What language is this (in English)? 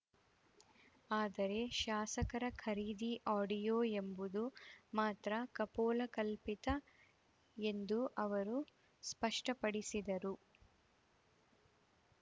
Kannada